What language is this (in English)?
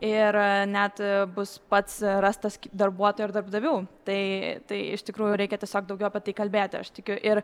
Lithuanian